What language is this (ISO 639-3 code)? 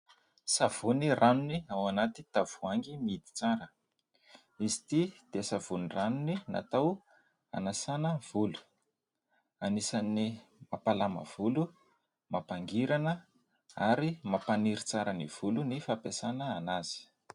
mlg